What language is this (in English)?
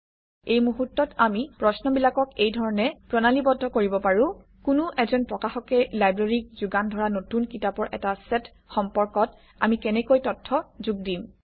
Assamese